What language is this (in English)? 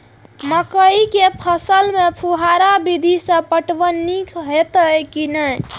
Maithili